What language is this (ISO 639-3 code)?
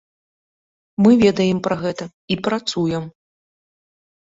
bel